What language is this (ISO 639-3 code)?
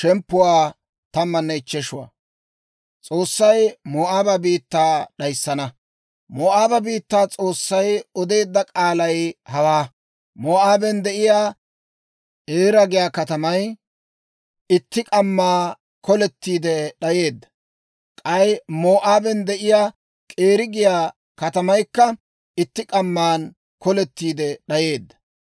dwr